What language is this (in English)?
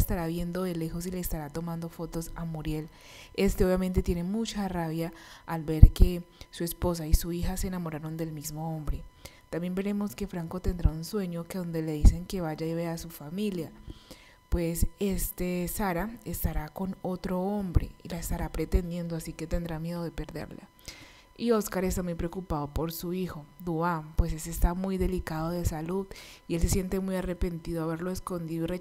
Spanish